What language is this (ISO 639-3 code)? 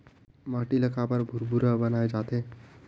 hne